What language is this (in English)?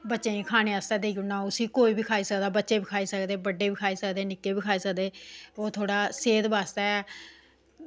Dogri